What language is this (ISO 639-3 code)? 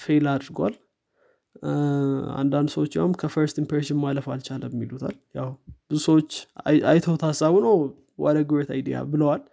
amh